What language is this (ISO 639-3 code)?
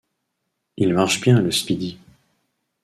fra